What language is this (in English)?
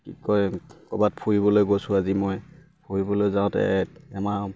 Assamese